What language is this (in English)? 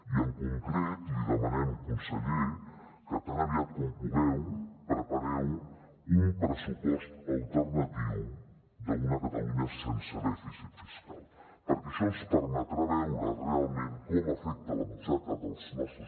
Catalan